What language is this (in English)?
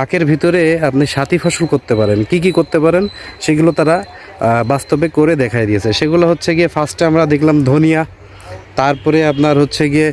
Bangla